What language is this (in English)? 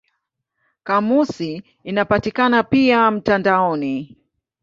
Swahili